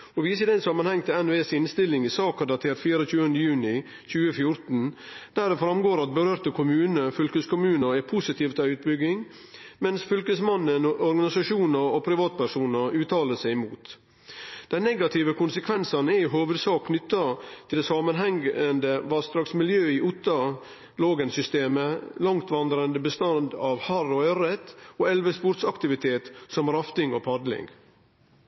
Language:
Norwegian Nynorsk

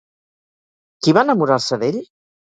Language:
Catalan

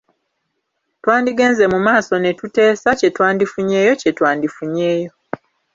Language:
Ganda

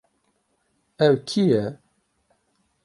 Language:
Kurdish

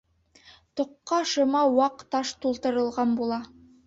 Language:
Bashkir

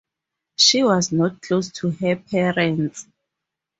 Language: English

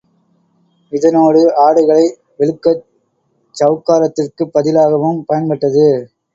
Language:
Tamil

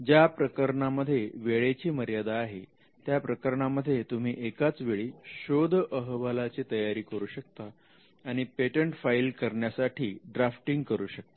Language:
Marathi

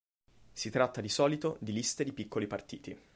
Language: Italian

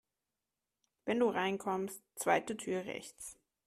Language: German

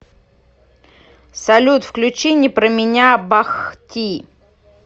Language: Russian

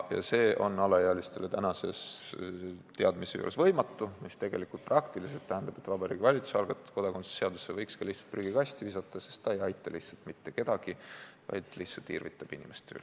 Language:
Estonian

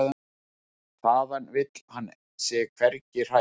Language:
Icelandic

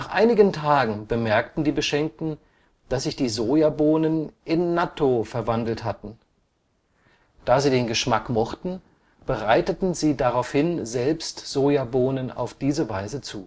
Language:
German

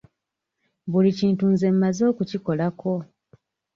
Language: Ganda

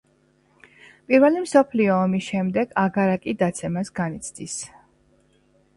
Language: Georgian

